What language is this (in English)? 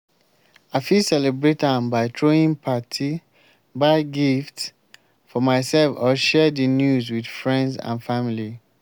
Nigerian Pidgin